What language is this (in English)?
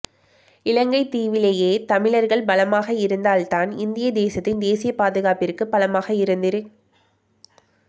Tamil